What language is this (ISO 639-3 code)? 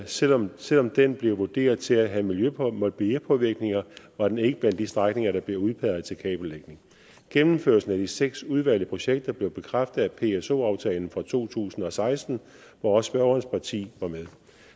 dan